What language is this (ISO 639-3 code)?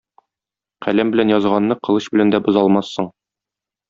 tat